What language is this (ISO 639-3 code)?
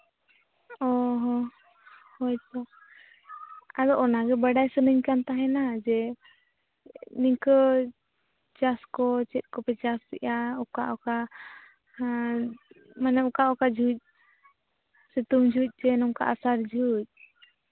sat